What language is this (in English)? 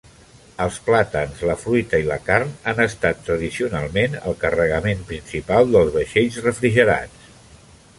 Catalan